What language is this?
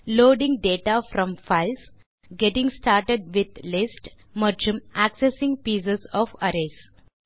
Tamil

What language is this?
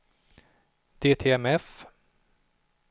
Swedish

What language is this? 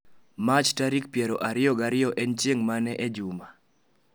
Luo (Kenya and Tanzania)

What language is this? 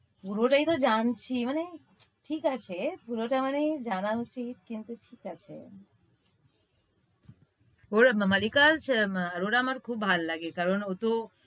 Bangla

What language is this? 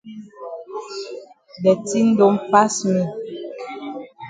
Cameroon Pidgin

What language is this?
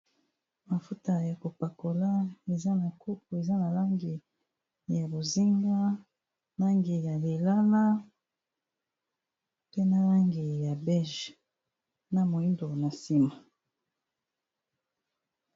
Lingala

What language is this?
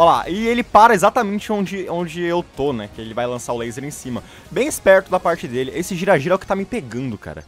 Portuguese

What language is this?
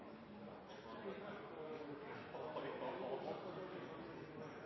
Norwegian Bokmål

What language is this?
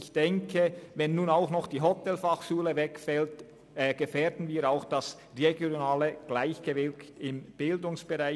Swiss German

